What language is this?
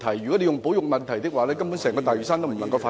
Cantonese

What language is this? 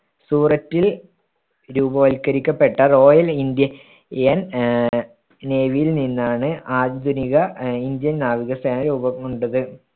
Malayalam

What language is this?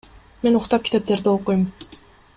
Kyrgyz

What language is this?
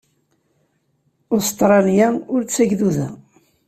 Kabyle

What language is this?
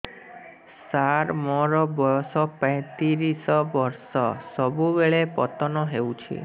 Odia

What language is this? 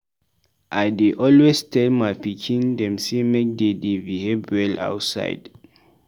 Nigerian Pidgin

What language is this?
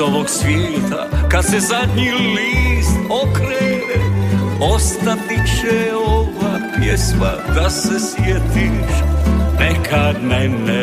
Croatian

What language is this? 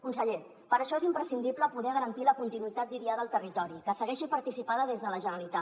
Catalan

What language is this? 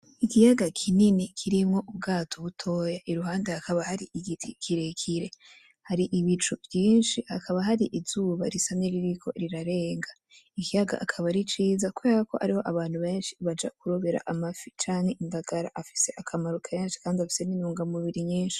Rundi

